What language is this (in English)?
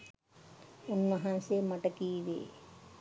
Sinhala